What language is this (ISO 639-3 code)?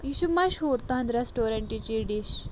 kas